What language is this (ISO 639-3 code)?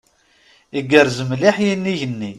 kab